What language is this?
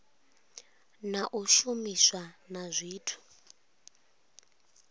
Venda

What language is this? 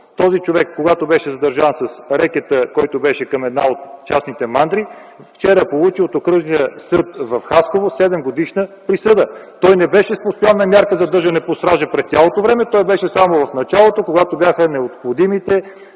Bulgarian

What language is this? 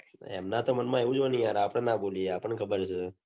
Gujarati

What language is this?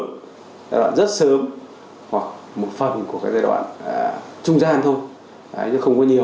Vietnamese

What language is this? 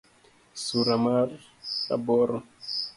Luo (Kenya and Tanzania)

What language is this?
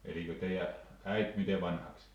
Finnish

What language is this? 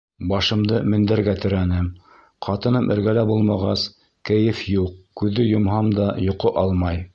Bashkir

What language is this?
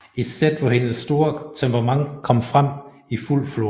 Danish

